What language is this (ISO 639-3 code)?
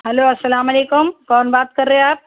urd